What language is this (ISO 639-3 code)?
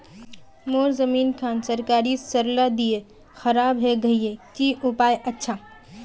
mag